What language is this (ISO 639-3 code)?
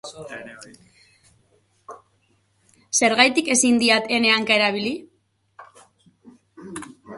eus